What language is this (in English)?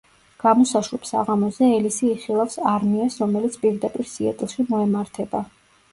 Georgian